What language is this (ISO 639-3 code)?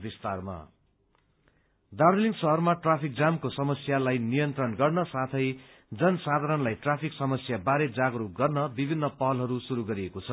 nep